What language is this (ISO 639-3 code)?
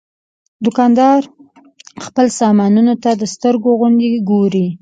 pus